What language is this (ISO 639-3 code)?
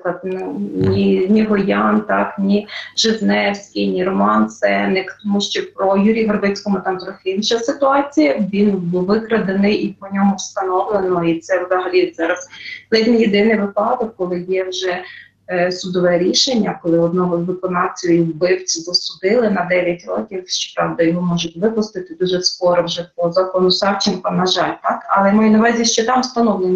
ukr